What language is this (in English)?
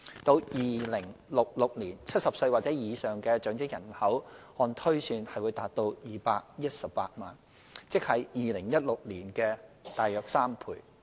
Cantonese